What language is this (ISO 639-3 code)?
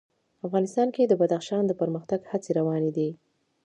pus